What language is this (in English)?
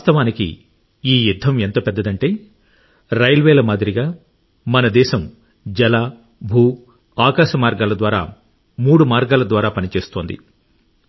Telugu